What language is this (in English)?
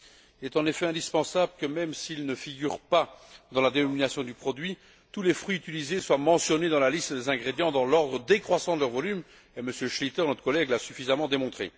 French